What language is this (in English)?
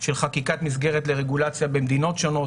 Hebrew